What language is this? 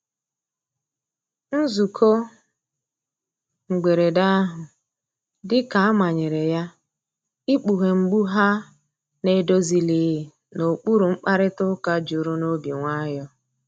Igbo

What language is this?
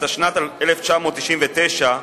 Hebrew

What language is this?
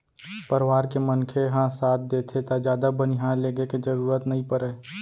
Chhattisgarhi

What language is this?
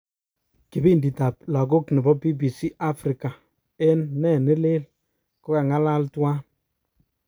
Kalenjin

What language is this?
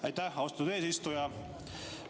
Estonian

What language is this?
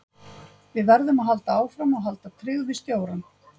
Icelandic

